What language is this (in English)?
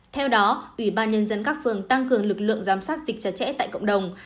Vietnamese